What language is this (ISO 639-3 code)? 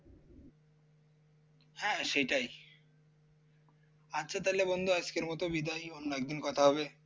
ben